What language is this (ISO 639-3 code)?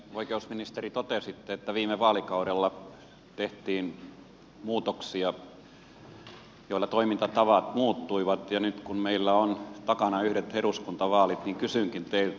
fin